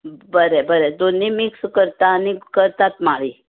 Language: Konkani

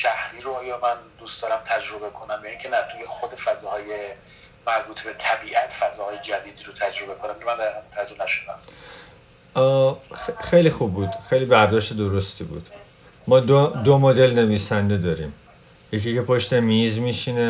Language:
Persian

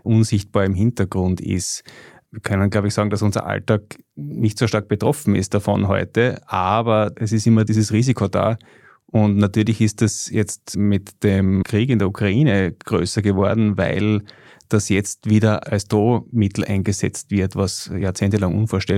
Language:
German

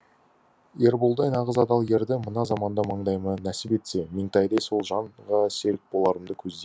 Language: Kazakh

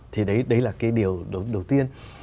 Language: Vietnamese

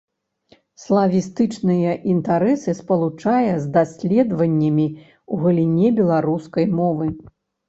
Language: Belarusian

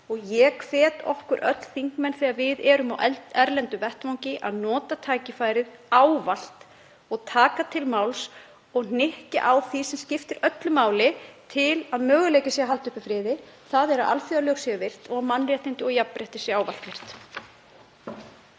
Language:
Icelandic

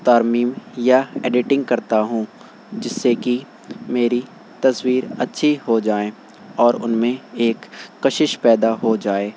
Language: Urdu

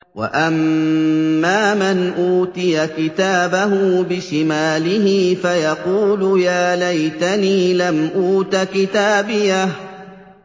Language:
Arabic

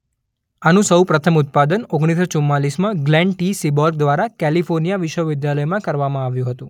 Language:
Gujarati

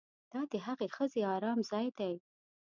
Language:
Pashto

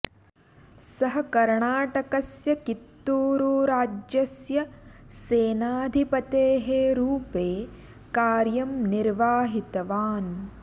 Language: Sanskrit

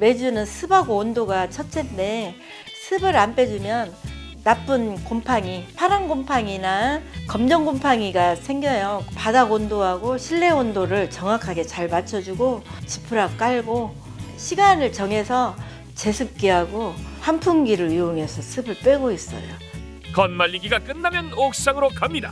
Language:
Korean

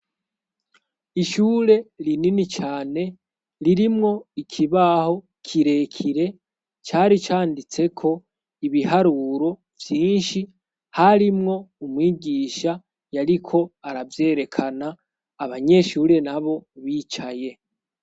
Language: Rundi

